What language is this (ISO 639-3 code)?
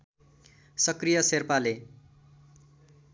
nep